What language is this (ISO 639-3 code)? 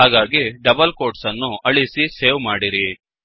kan